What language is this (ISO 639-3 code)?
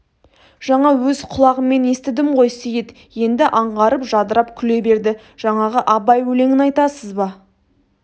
kaz